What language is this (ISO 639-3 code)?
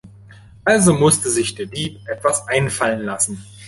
deu